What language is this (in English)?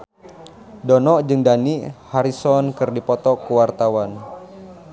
Sundanese